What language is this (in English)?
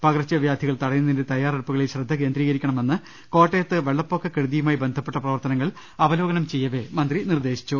Malayalam